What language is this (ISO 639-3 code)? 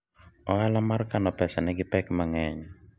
luo